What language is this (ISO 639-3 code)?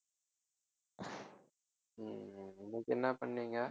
tam